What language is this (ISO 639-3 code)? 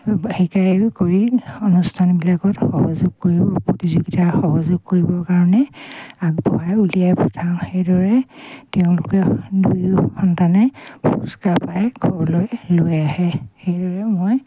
asm